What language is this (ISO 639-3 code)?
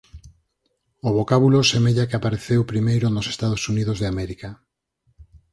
glg